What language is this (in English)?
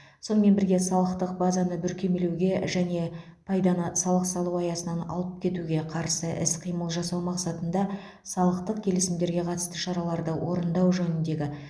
Kazakh